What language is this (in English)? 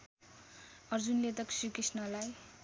Nepali